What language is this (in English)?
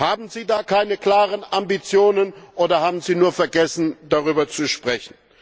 German